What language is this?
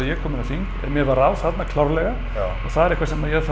Icelandic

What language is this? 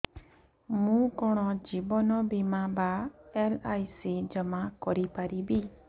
Odia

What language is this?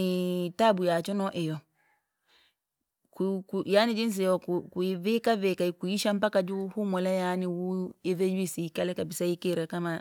Langi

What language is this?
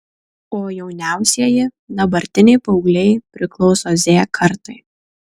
Lithuanian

